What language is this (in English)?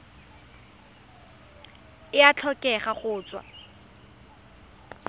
Tswana